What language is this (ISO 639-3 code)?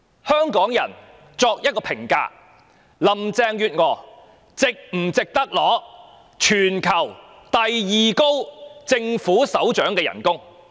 yue